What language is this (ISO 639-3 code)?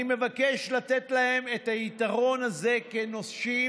heb